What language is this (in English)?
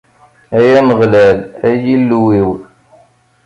Kabyle